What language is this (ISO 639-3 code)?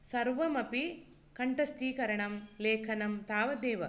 san